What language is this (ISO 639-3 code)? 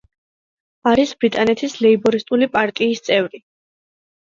kat